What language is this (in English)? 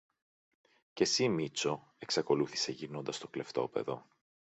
Greek